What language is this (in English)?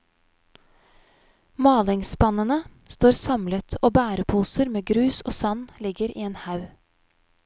Norwegian